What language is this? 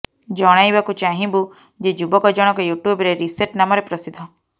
Odia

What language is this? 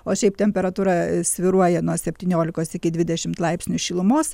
Lithuanian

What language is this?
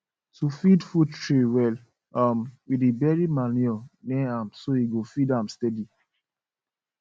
Nigerian Pidgin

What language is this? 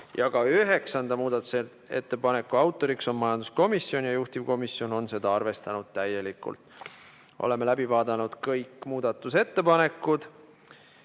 Estonian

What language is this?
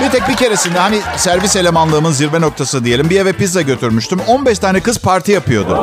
Turkish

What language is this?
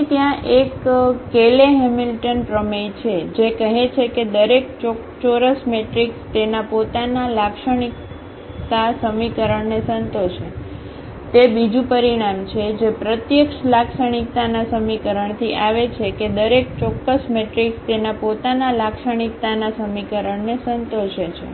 Gujarati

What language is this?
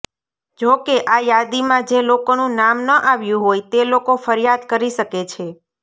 Gujarati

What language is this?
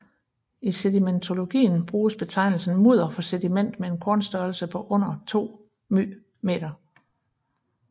Danish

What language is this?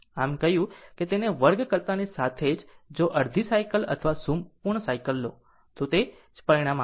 Gujarati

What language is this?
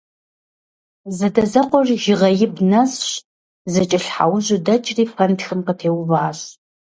Kabardian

